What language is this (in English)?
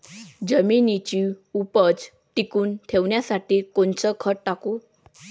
Marathi